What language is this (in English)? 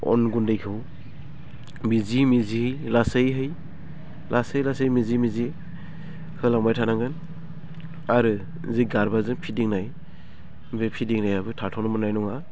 Bodo